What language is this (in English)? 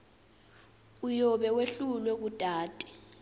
Swati